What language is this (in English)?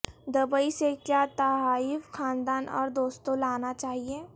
Urdu